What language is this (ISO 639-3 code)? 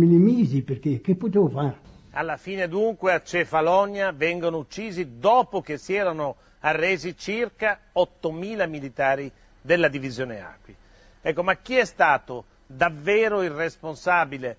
ita